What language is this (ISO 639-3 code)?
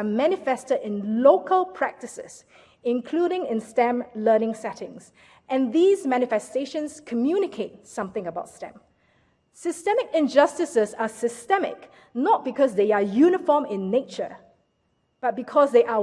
eng